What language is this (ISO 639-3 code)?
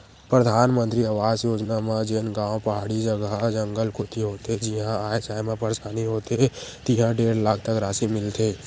hne